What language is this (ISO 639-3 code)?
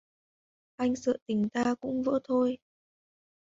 vie